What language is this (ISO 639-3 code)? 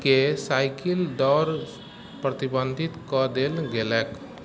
mai